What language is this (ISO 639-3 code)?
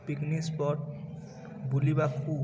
ori